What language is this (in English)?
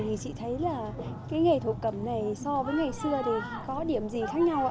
Vietnamese